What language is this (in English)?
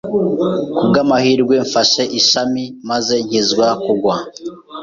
Kinyarwanda